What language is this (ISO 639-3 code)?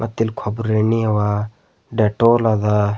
kan